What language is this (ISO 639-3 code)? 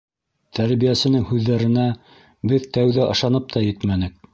bak